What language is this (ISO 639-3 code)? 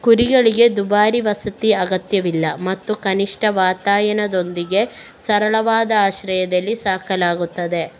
kan